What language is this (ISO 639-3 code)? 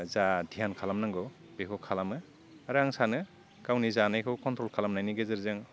brx